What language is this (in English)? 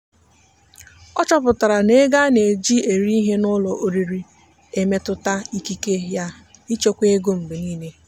Igbo